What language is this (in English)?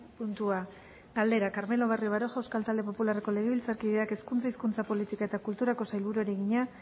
Basque